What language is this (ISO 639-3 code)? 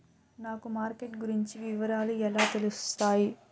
tel